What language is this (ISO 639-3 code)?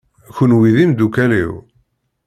kab